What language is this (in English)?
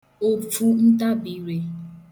Igbo